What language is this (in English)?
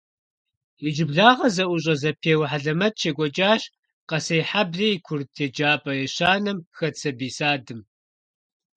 Kabardian